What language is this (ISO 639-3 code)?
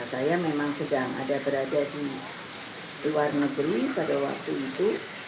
ind